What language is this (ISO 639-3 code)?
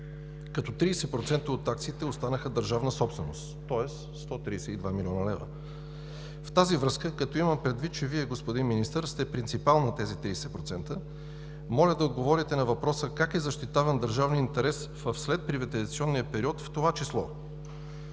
bul